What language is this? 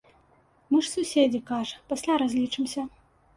Belarusian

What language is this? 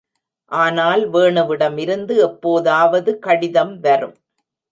Tamil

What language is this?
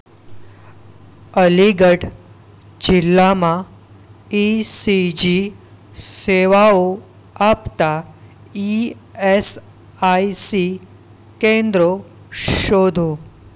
Gujarati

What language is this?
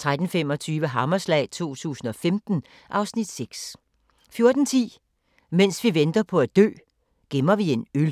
Danish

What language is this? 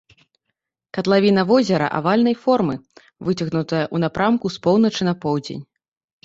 Belarusian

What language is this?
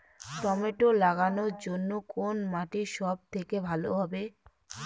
Bangla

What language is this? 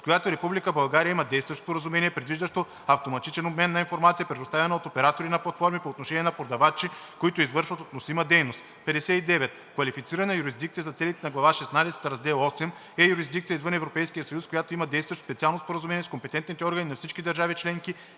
Bulgarian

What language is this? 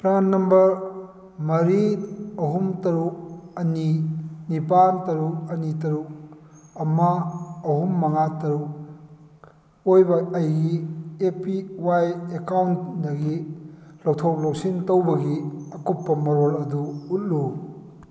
Manipuri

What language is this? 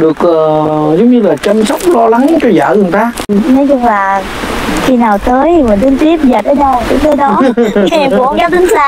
Vietnamese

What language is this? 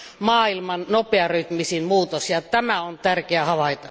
Finnish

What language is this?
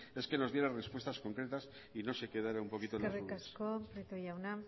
Spanish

